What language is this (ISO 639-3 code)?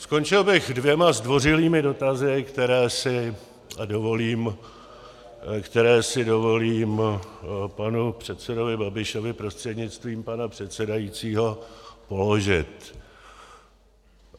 ces